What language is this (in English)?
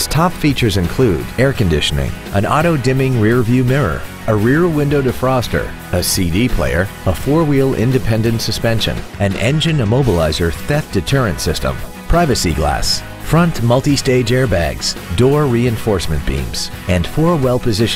English